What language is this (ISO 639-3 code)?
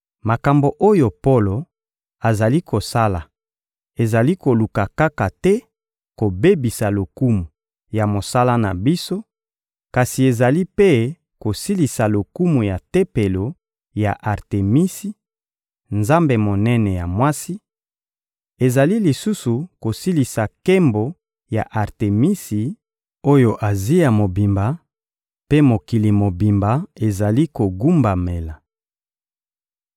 lin